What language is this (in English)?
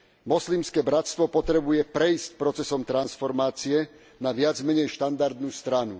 Slovak